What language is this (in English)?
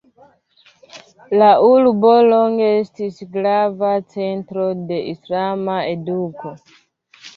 Esperanto